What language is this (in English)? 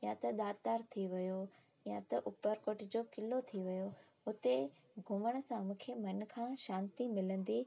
Sindhi